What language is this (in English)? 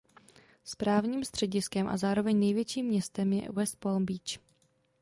Czech